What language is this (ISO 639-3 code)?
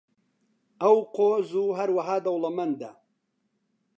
ckb